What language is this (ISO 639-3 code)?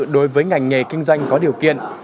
vie